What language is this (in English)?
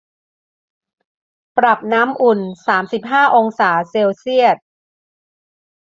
Thai